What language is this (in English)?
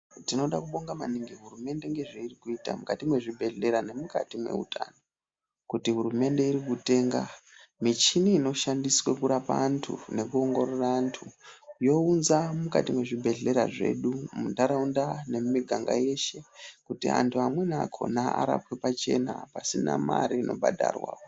Ndau